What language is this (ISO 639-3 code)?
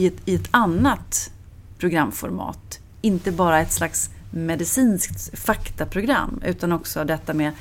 swe